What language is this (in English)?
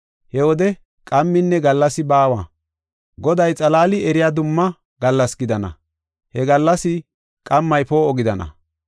Gofa